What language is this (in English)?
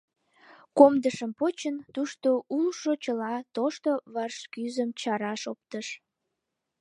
Mari